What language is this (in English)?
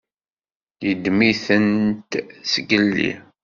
Kabyle